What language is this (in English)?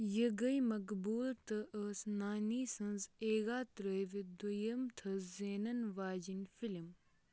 Kashmiri